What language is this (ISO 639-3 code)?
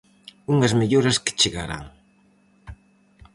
glg